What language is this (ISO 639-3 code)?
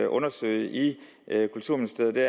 dan